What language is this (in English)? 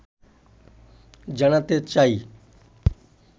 Bangla